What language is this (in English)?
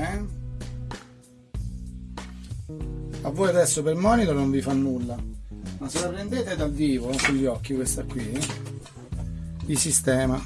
Italian